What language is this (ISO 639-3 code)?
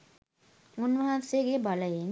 sin